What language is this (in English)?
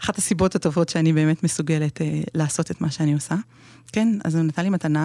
Hebrew